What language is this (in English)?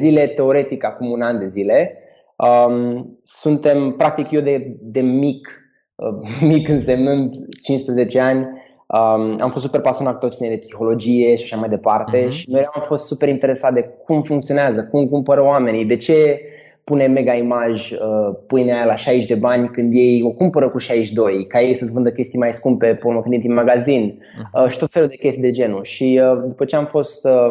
Romanian